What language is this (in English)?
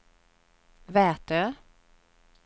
Swedish